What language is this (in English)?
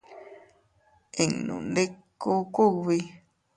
Teutila Cuicatec